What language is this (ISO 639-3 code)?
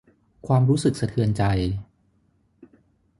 tha